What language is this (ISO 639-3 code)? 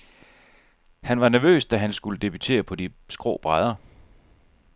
dan